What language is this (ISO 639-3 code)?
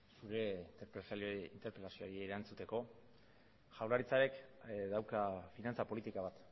eus